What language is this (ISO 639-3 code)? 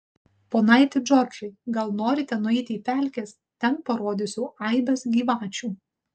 lit